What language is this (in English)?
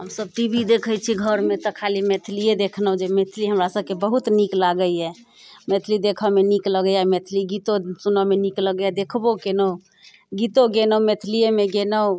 Maithili